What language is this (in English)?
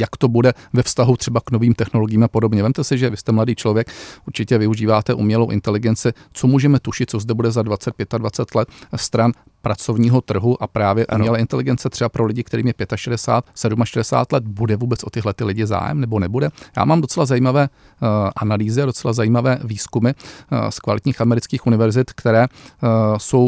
Czech